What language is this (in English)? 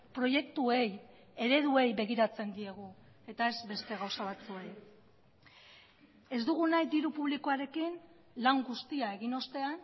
Basque